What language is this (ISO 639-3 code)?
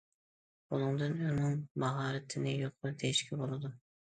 uig